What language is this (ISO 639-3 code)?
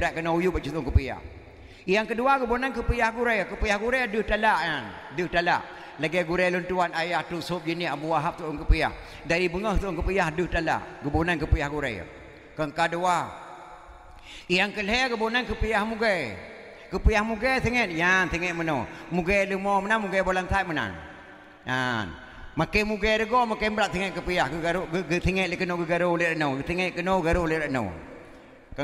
msa